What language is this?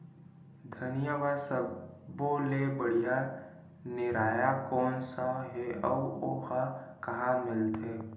Chhattisgarhi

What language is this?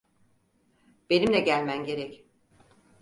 Turkish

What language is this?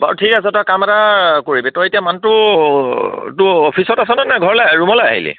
Assamese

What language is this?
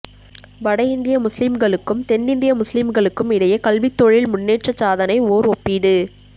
Tamil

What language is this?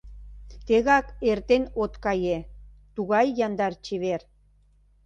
Mari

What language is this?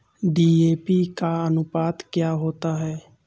Hindi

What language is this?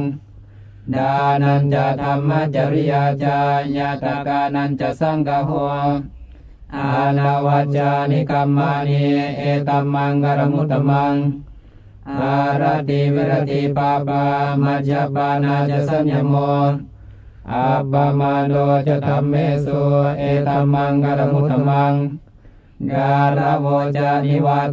Thai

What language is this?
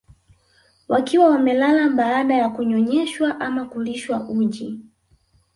Swahili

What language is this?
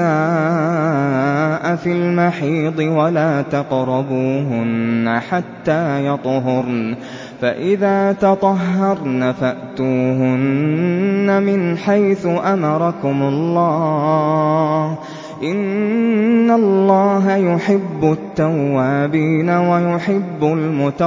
Arabic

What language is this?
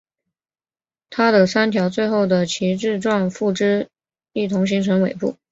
Chinese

